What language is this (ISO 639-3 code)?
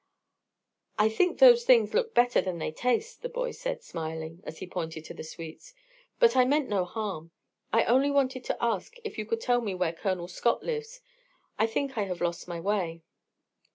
eng